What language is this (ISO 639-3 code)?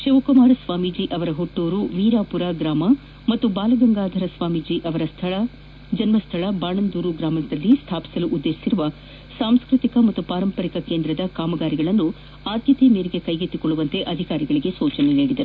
kan